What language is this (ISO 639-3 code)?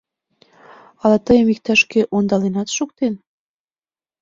chm